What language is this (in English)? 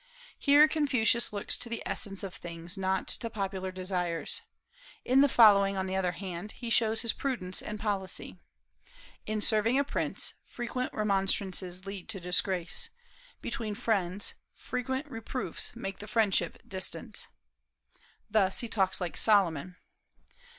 English